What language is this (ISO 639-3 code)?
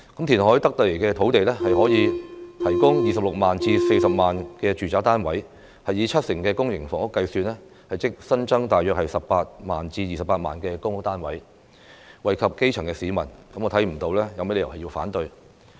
yue